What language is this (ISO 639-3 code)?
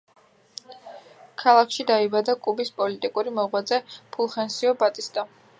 kat